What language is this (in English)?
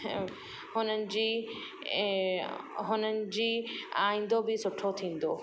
Sindhi